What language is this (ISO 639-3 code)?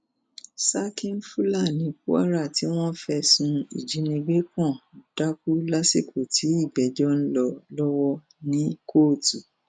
yor